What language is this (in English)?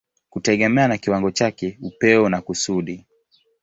Swahili